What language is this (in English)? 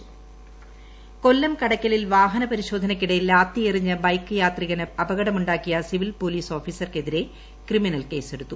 Malayalam